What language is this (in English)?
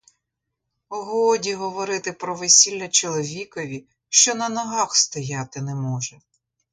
Ukrainian